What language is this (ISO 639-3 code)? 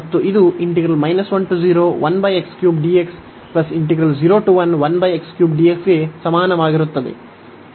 kan